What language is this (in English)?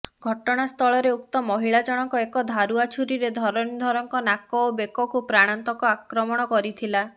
Odia